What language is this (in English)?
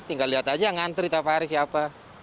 Indonesian